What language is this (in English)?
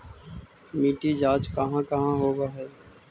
Magahi